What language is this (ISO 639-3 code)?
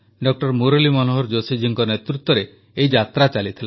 ori